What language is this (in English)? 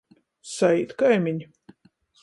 Latgalian